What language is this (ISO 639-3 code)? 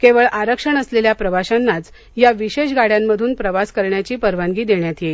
mar